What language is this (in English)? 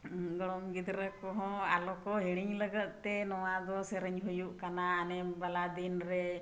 Santali